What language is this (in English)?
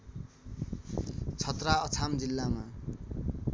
Nepali